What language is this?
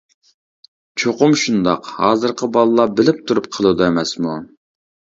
Uyghur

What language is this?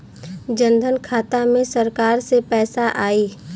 Bhojpuri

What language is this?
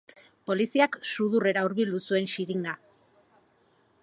Basque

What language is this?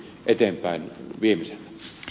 Finnish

